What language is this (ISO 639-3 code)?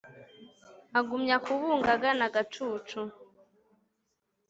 kin